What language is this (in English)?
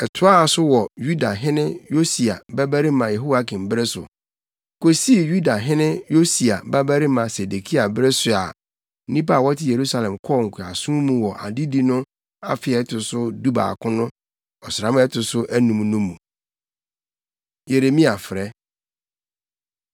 Akan